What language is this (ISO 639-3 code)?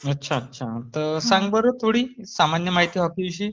mar